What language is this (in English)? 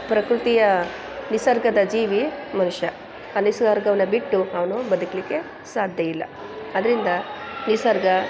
Kannada